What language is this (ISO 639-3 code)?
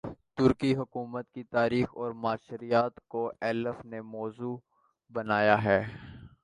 urd